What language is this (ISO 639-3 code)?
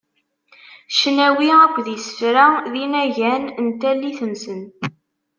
kab